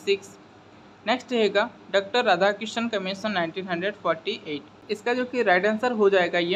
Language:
Hindi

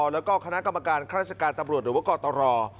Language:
Thai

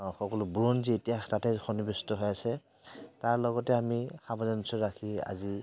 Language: Assamese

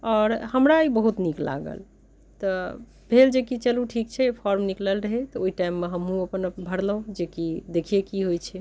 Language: Maithili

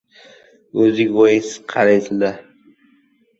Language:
Uzbek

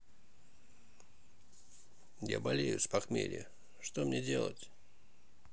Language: Russian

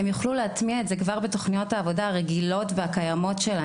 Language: Hebrew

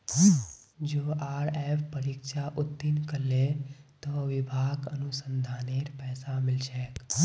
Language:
Magahi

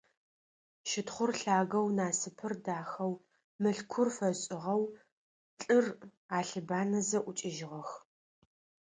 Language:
Adyghe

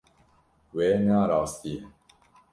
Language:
Kurdish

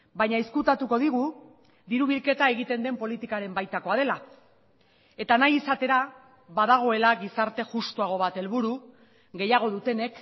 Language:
Basque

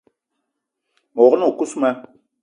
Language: Eton (Cameroon)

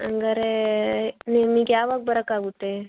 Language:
Kannada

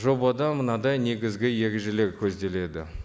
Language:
Kazakh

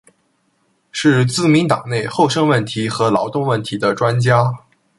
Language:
Chinese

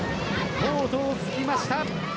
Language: Japanese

